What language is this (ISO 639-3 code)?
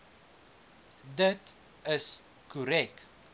afr